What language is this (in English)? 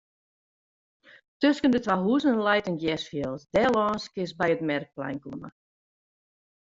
Western Frisian